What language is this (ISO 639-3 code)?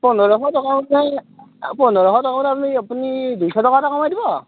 asm